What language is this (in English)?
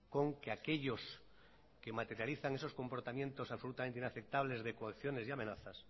Spanish